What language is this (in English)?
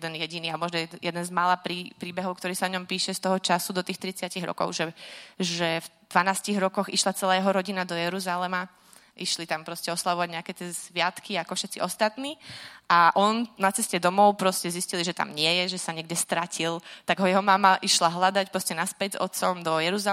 Czech